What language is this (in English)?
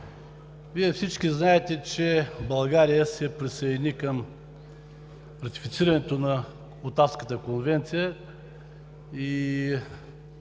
Bulgarian